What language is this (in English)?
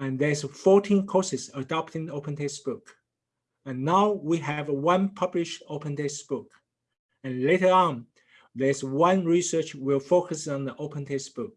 English